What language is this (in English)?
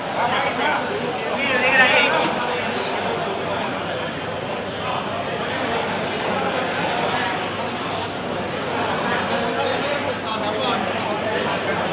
Thai